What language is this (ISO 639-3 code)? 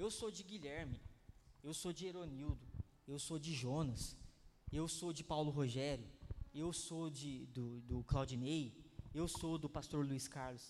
por